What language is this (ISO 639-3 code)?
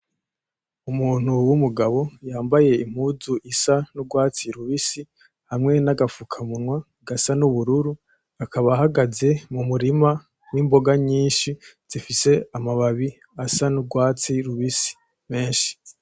run